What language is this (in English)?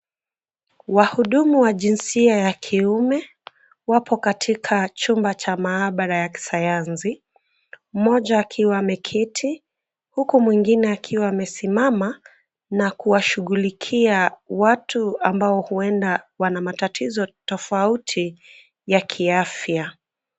Swahili